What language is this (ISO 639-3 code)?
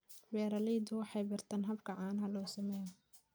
som